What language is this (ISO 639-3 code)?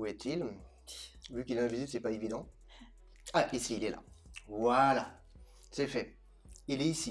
fra